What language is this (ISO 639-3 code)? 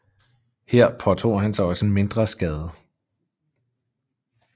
dan